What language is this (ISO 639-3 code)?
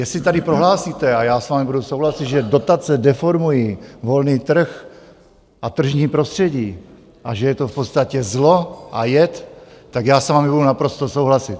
ces